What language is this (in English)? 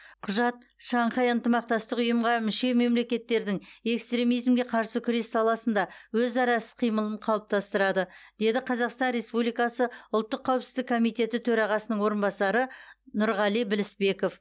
Kazakh